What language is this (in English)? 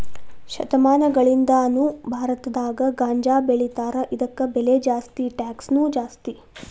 Kannada